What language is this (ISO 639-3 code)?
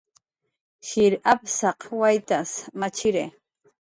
jqr